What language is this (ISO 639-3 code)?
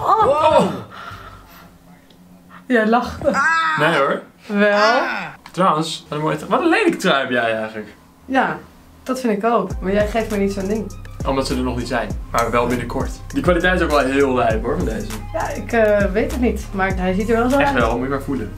nld